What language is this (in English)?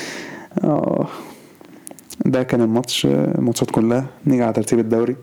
Arabic